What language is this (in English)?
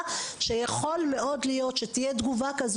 Hebrew